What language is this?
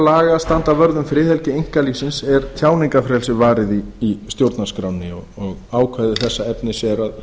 Icelandic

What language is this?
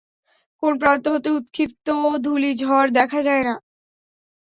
Bangla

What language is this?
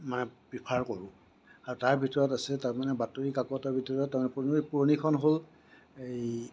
Assamese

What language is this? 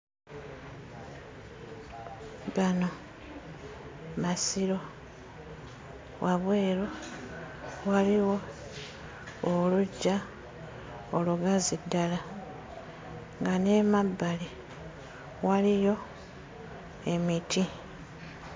Ganda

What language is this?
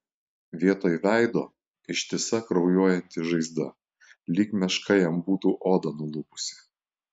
Lithuanian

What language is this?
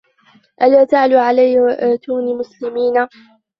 Arabic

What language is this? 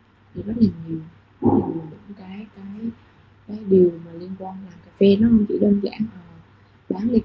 Vietnamese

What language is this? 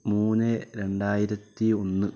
Malayalam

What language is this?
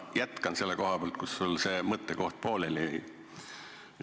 Estonian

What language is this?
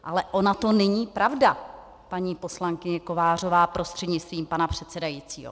Czech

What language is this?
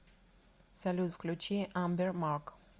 Russian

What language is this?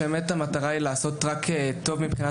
Hebrew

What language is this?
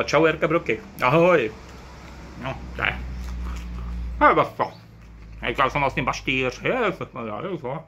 Czech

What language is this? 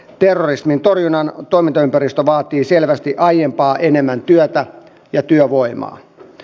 Finnish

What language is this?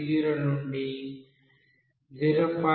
Telugu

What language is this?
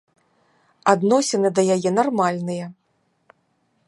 Belarusian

